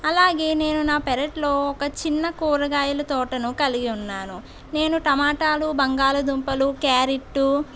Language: Telugu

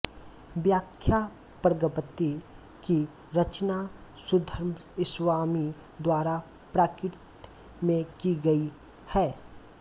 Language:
Hindi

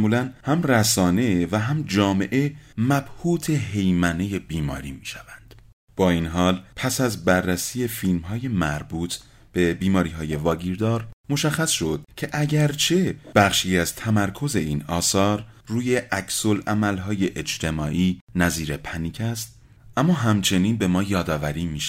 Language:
Persian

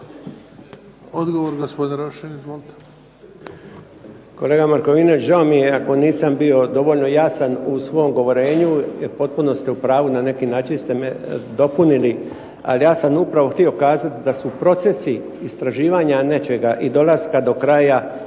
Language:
Croatian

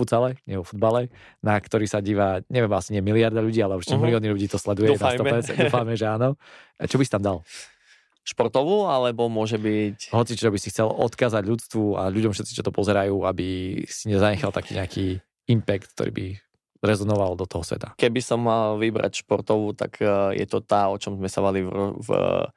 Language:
Slovak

